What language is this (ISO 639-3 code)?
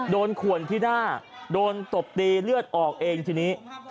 tha